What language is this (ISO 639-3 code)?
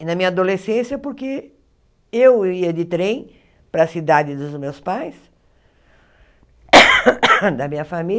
por